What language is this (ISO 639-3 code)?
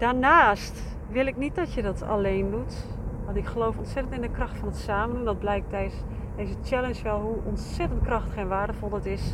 nld